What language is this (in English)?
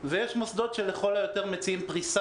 Hebrew